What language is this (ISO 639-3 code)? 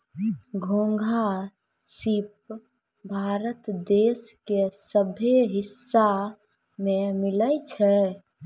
mai